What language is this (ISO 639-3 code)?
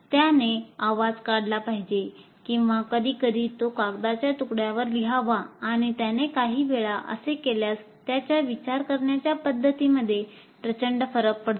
mar